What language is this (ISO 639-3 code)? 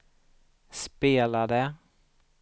swe